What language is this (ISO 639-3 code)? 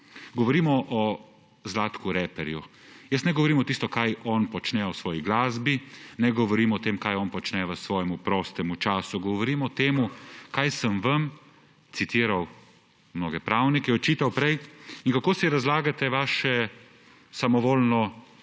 slv